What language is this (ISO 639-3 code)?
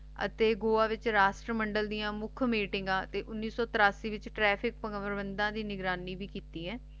pan